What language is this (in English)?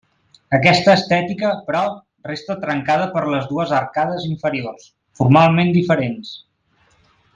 Catalan